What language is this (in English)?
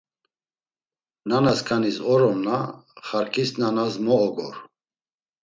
Laz